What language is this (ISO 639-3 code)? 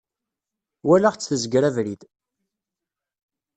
kab